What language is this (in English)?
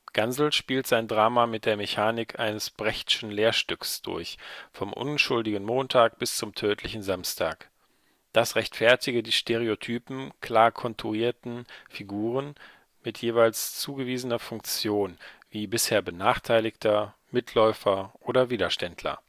German